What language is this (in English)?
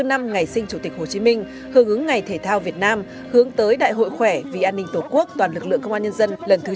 Vietnamese